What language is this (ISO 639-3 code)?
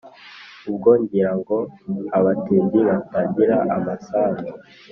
kin